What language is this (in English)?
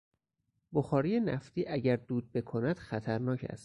Persian